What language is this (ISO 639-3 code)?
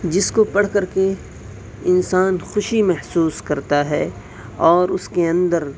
urd